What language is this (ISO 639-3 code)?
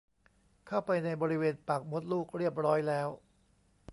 tha